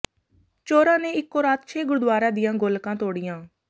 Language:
Punjabi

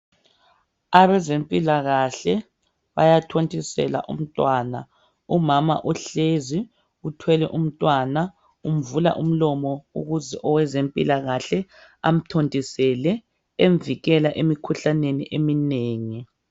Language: North Ndebele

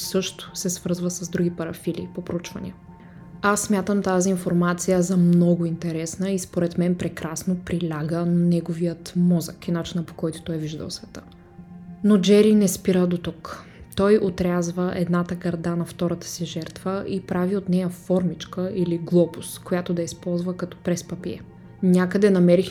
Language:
Bulgarian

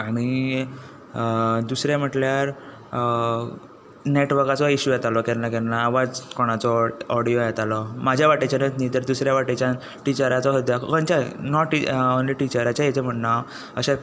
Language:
Konkani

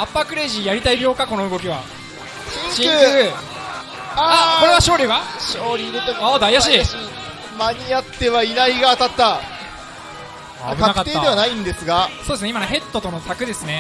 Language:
Japanese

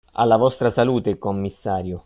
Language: Italian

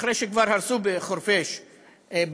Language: Hebrew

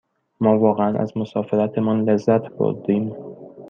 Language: Persian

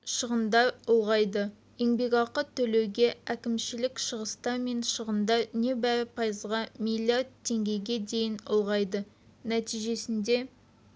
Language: Kazakh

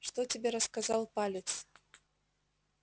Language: Russian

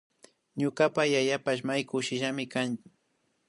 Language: Imbabura Highland Quichua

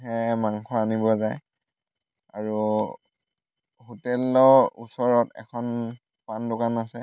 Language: Assamese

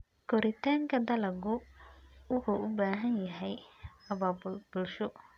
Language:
Somali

